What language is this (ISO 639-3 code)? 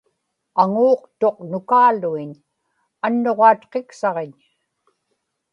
ipk